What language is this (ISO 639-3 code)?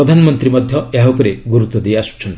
ori